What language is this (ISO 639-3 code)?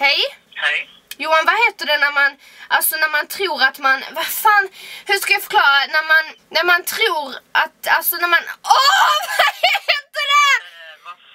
swe